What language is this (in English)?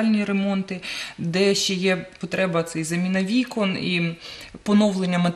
Ukrainian